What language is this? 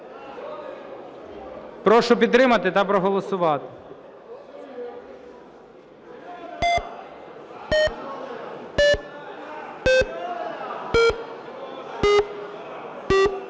Ukrainian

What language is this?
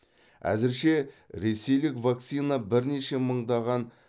Kazakh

